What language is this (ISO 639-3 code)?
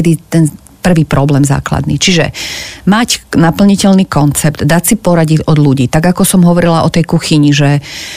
slk